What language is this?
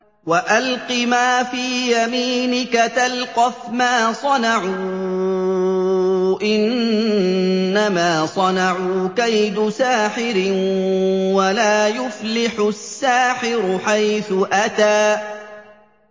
Arabic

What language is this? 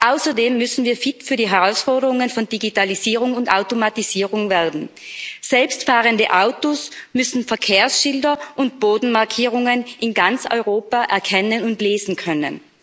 German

